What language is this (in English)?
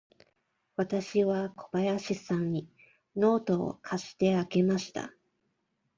Japanese